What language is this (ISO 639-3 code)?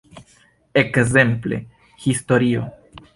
epo